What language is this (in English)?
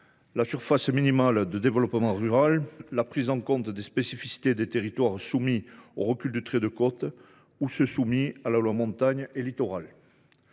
French